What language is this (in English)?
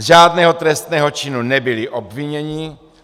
Czech